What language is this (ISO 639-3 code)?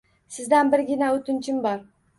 uzb